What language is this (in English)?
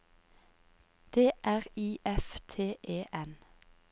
Norwegian